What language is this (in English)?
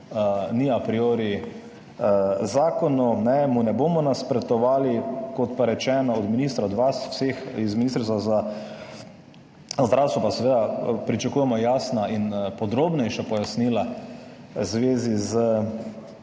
Slovenian